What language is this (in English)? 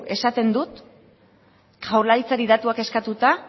Basque